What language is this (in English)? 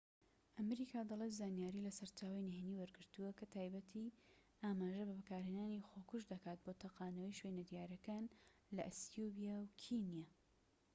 Central Kurdish